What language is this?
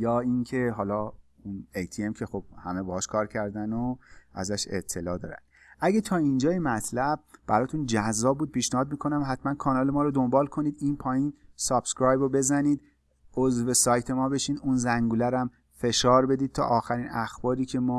Persian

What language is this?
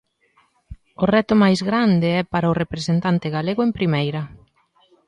Galician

